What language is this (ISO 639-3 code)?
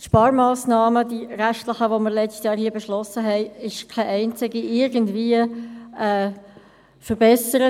gsw